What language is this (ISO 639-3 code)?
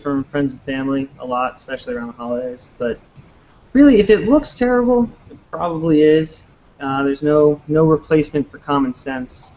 eng